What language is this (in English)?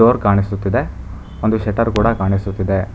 Kannada